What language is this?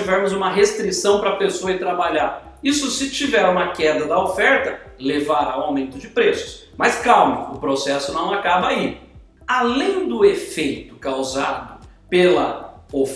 Portuguese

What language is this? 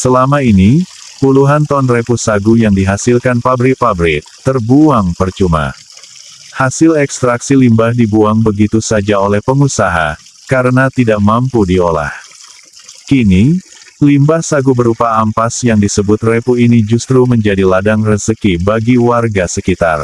Indonesian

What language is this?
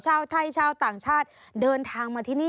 Thai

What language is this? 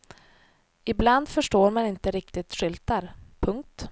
Swedish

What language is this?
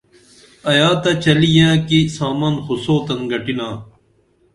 Dameli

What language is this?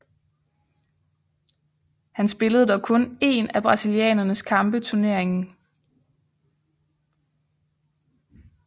Danish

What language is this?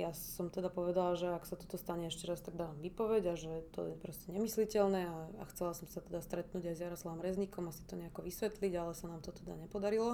Slovak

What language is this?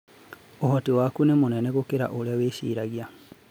Kikuyu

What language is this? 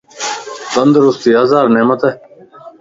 Lasi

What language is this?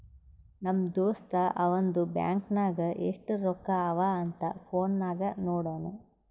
Kannada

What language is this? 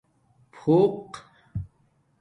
Domaaki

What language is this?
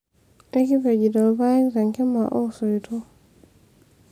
Masai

